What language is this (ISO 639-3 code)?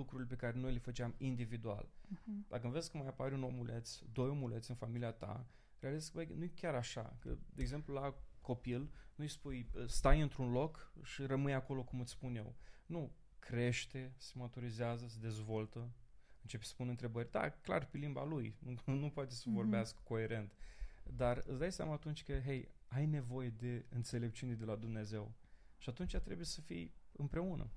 ron